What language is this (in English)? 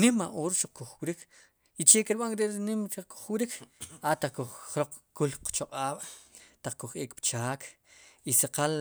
Sipacapense